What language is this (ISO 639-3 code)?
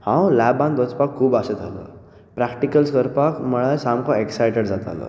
kok